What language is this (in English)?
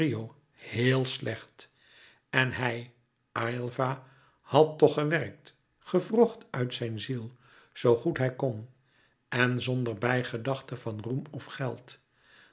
Dutch